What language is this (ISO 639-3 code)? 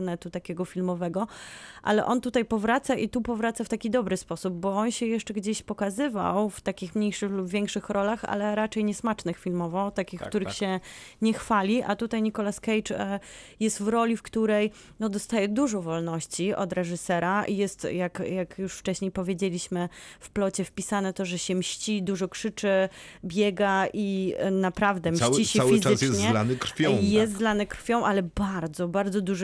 pol